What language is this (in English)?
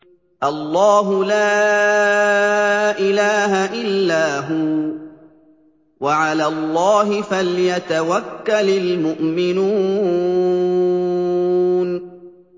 Arabic